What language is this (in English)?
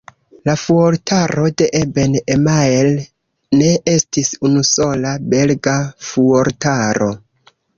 Esperanto